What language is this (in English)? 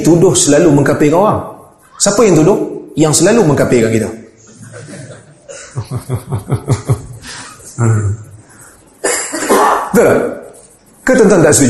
Malay